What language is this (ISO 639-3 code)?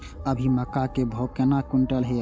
mai